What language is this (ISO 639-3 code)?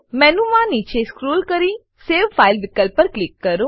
guj